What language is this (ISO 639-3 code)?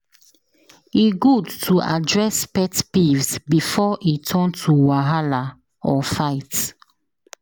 pcm